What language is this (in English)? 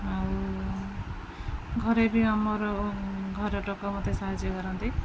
Odia